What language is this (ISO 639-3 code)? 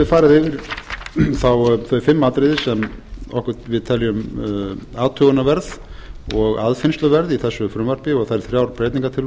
isl